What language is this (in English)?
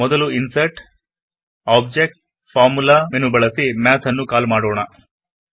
Kannada